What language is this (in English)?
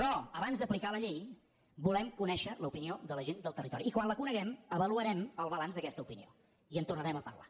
Catalan